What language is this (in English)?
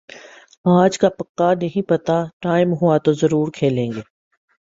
Urdu